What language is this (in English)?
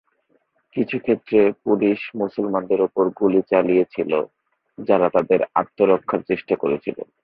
Bangla